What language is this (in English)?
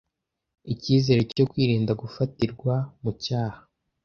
Kinyarwanda